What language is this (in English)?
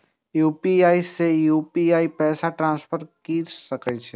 Maithili